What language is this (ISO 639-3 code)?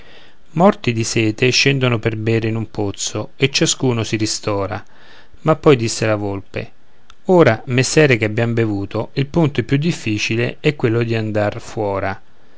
ita